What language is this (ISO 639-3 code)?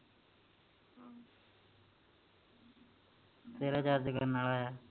pan